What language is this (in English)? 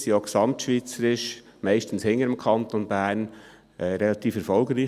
Swiss German